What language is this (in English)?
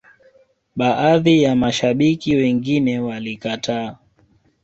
Swahili